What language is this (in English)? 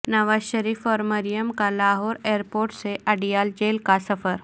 Urdu